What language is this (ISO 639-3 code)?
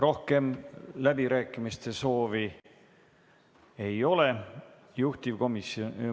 est